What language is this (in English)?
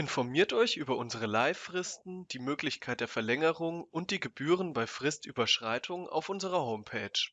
German